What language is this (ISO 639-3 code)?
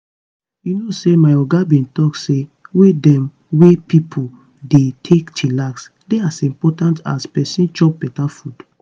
pcm